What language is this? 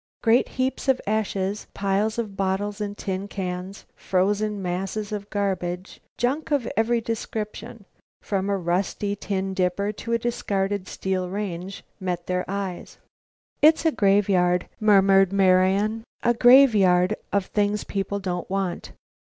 English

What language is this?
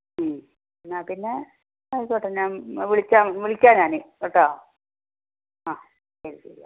Malayalam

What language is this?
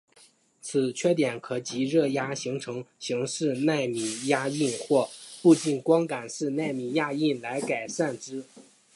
Chinese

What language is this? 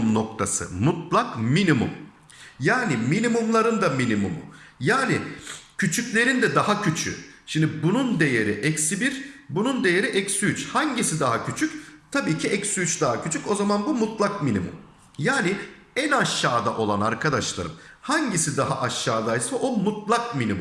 Turkish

